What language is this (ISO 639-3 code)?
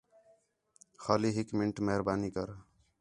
xhe